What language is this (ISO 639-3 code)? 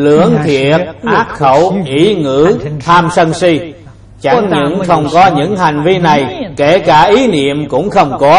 vie